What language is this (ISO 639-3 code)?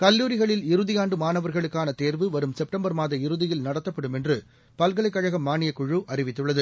tam